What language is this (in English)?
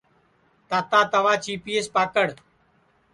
Sansi